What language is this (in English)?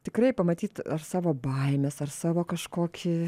Lithuanian